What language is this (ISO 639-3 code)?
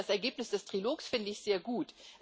deu